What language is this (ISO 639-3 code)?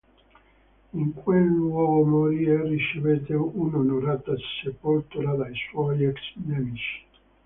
ita